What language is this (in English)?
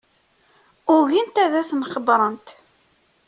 Kabyle